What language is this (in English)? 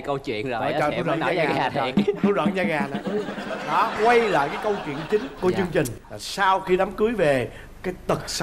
Vietnamese